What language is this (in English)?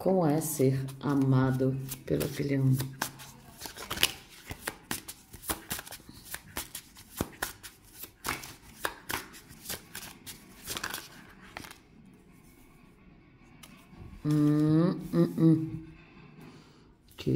Portuguese